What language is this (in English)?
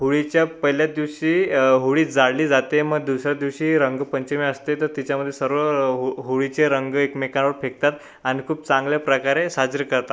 Marathi